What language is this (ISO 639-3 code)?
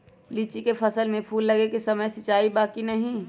mag